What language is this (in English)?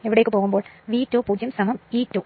Malayalam